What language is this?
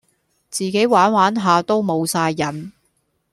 Cantonese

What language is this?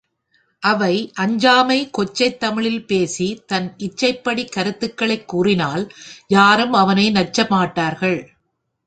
Tamil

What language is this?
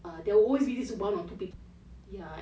English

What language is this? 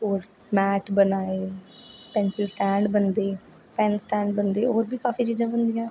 Dogri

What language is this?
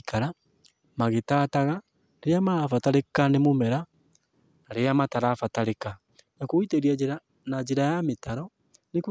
Kikuyu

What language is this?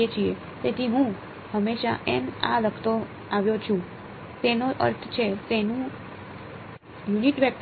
Gujarati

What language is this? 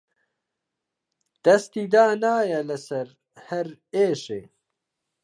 Central Kurdish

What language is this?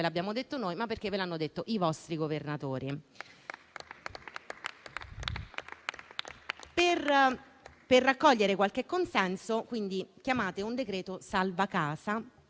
Italian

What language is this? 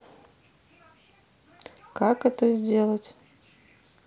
Russian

